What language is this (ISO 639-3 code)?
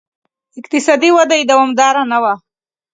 pus